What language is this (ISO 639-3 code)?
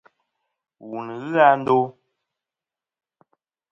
bkm